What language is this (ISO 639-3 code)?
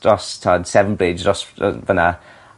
cym